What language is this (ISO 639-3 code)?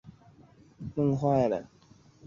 zho